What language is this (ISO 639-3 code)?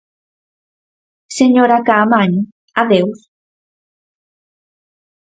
glg